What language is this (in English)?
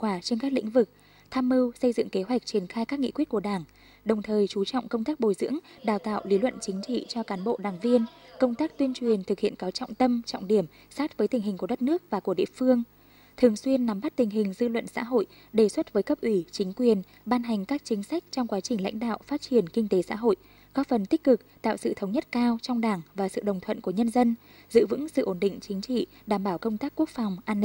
Vietnamese